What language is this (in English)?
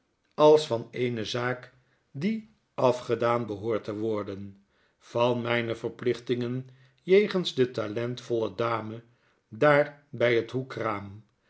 Dutch